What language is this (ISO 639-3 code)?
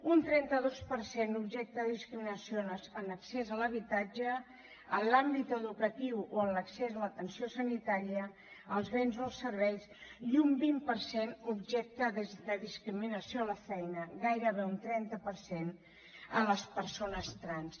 cat